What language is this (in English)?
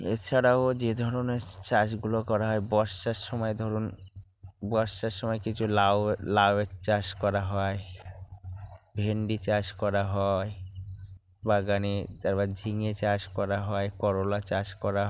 Bangla